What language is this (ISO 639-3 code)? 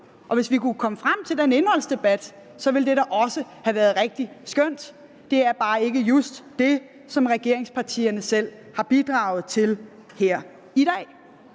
dan